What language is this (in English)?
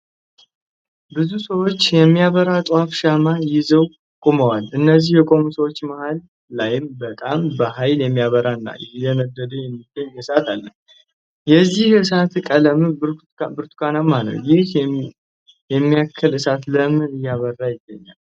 Amharic